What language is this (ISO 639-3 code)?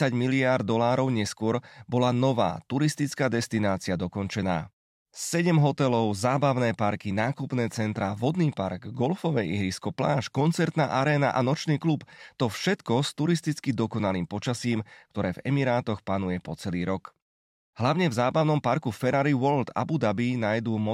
slk